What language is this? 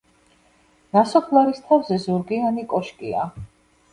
Georgian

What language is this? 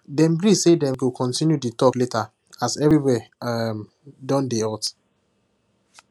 Nigerian Pidgin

